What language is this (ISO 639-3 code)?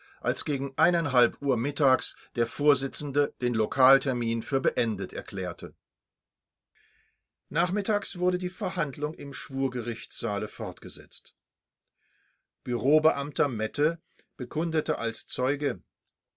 deu